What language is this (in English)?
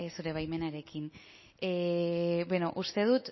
Basque